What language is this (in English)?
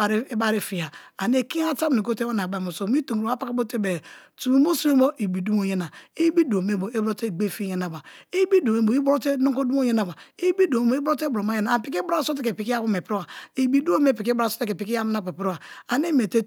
Kalabari